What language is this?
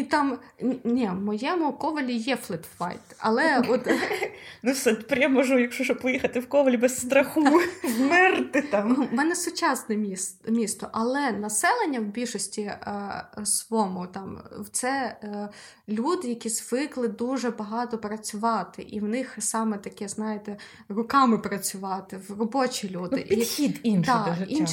Ukrainian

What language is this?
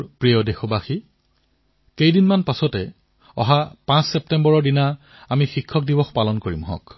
Assamese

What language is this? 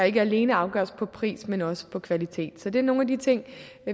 Danish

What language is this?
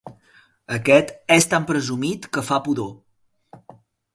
Catalan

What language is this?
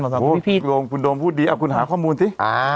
Thai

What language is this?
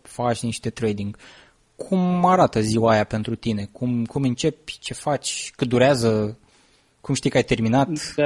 Romanian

